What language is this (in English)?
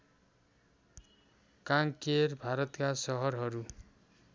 Nepali